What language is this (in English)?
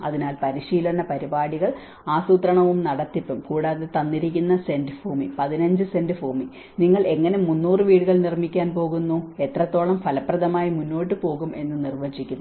Malayalam